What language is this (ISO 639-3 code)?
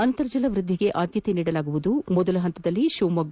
kan